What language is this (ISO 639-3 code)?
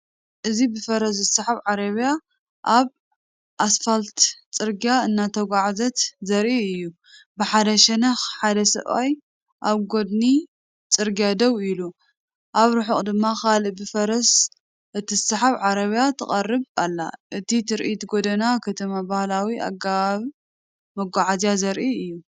tir